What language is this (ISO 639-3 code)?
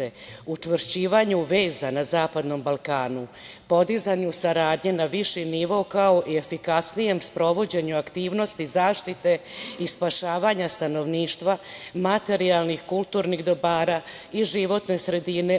srp